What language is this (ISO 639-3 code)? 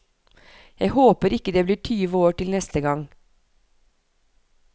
nor